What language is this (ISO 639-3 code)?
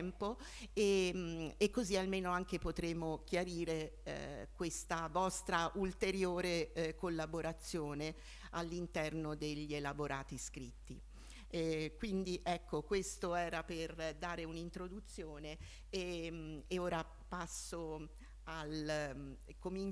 ita